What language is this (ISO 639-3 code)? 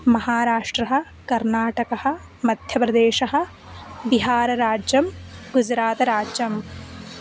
san